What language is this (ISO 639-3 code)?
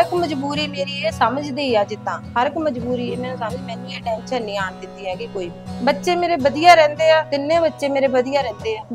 pan